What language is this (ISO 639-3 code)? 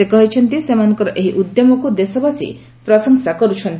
ori